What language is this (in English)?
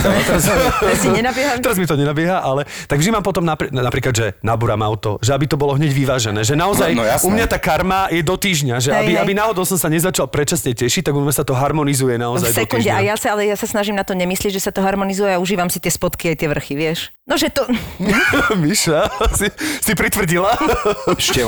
Slovak